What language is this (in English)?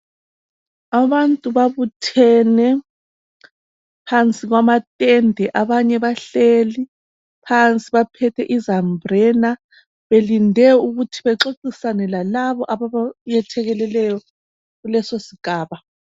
North Ndebele